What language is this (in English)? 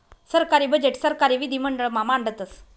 Marathi